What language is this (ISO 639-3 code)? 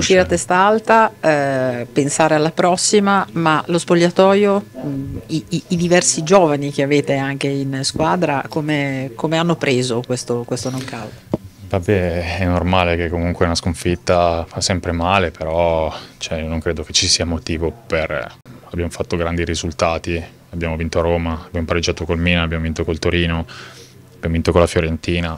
ita